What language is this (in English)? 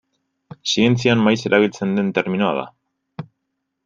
Basque